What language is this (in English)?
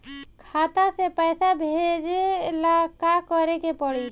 Bhojpuri